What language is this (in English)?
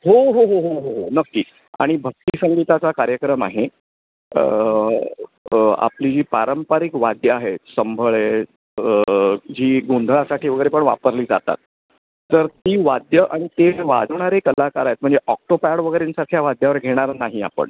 Marathi